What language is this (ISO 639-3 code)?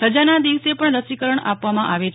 guj